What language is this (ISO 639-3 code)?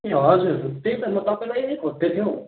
nep